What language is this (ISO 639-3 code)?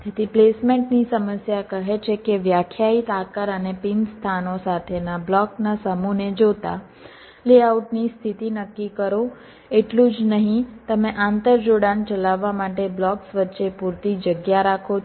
guj